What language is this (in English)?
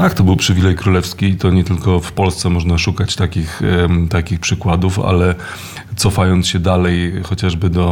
Polish